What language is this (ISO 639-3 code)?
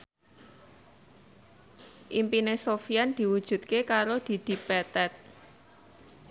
jav